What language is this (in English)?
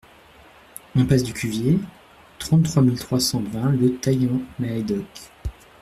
French